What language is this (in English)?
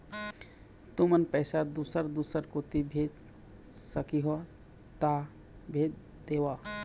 Chhattisgarhi